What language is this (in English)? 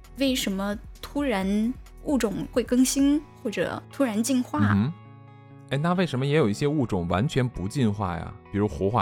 Chinese